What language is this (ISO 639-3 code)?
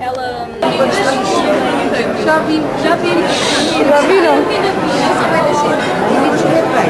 por